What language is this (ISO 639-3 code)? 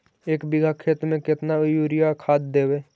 mag